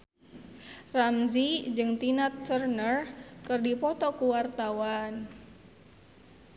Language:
Sundanese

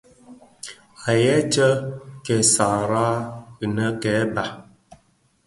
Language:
Bafia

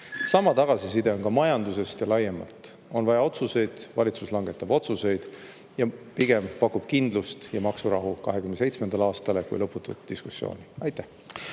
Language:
Estonian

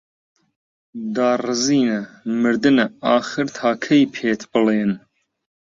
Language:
Central Kurdish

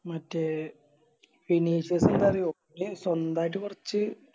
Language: Malayalam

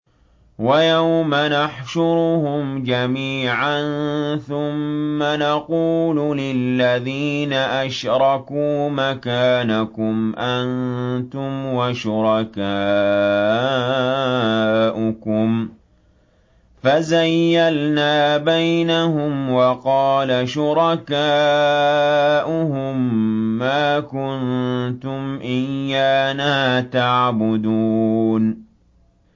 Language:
Arabic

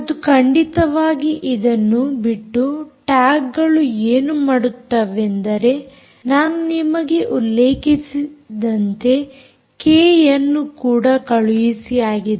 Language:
Kannada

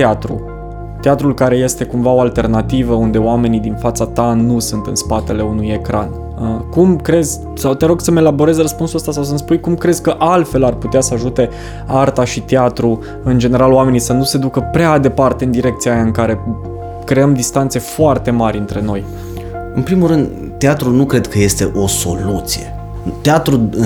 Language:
Romanian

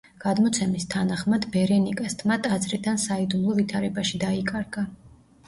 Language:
Georgian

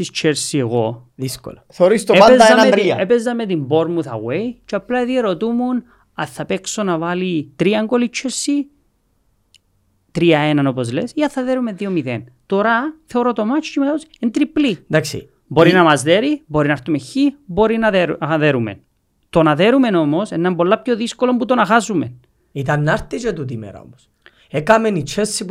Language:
Greek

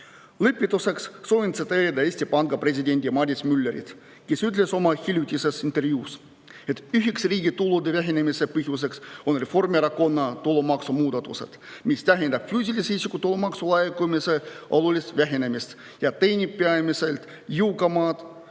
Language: Estonian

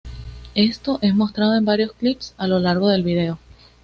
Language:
Spanish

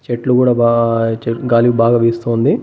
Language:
Telugu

